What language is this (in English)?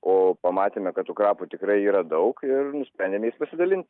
Lithuanian